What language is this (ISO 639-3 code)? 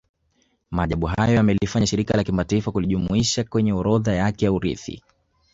swa